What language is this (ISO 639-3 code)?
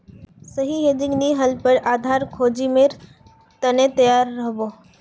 mag